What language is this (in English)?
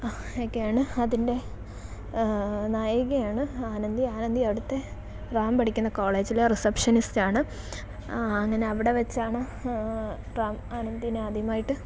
Malayalam